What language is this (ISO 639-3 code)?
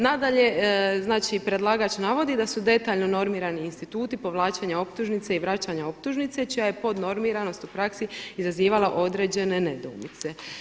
hrv